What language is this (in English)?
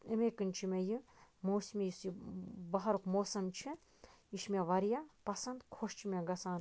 Kashmiri